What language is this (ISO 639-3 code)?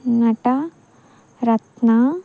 tel